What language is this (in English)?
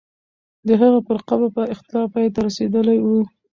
Pashto